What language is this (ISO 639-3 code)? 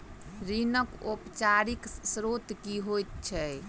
mai